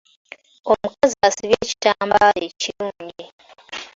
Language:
Ganda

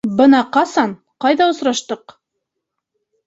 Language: Bashkir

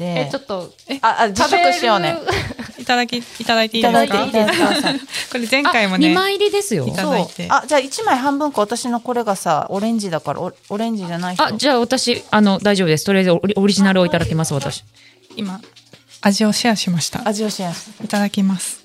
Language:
Japanese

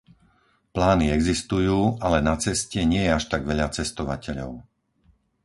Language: Slovak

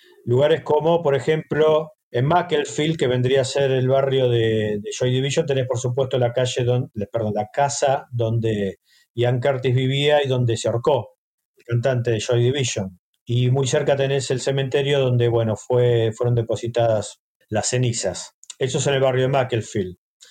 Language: Spanish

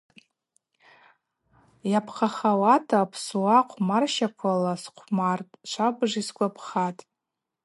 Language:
Abaza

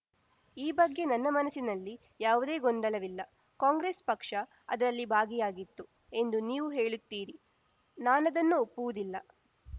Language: Kannada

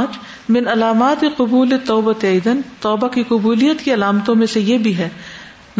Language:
Urdu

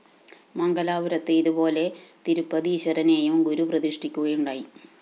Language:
Malayalam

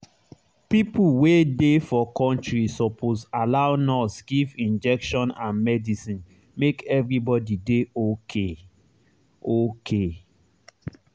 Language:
Nigerian Pidgin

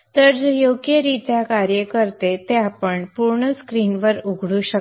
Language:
Marathi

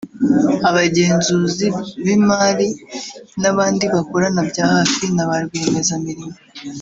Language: Kinyarwanda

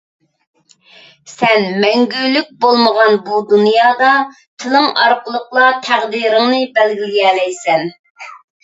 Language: Uyghur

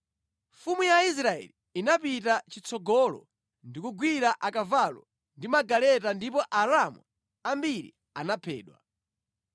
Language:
Nyanja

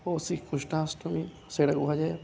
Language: Odia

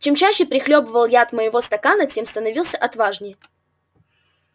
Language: Russian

